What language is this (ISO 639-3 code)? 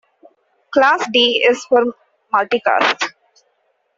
eng